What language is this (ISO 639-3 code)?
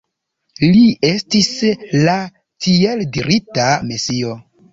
epo